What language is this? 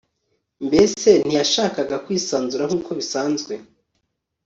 Kinyarwanda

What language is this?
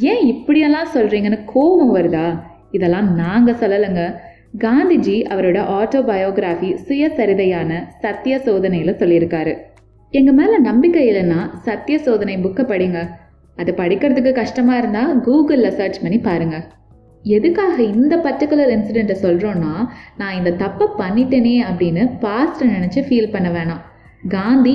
Tamil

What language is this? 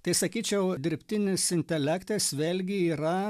Lithuanian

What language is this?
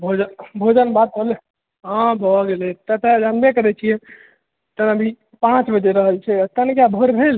Maithili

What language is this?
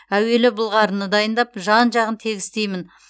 Kazakh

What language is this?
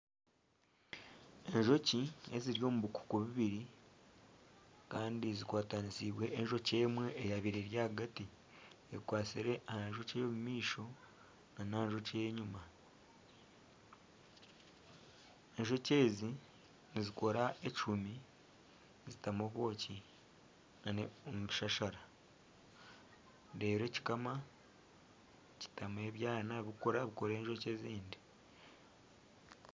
Nyankole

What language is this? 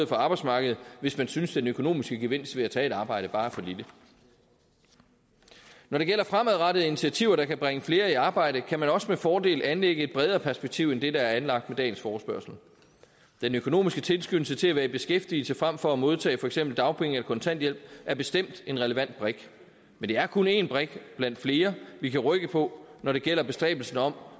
Danish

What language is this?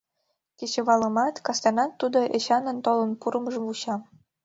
Mari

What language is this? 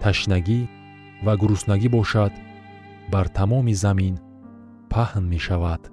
Persian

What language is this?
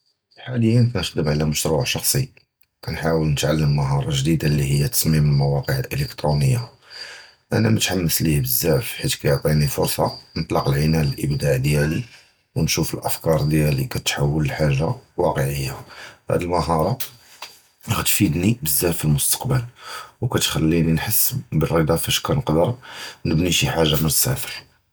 Judeo-Arabic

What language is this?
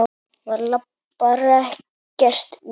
Icelandic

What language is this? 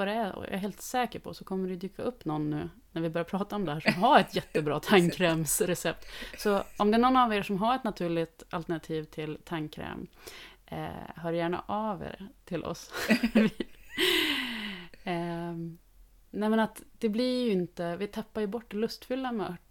Swedish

